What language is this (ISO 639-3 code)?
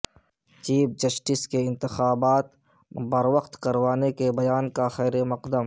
urd